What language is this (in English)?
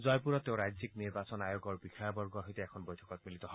Assamese